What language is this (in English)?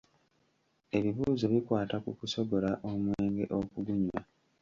Ganda